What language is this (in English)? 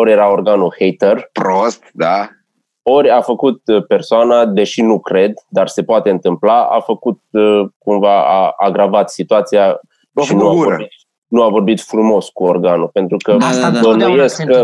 Romanian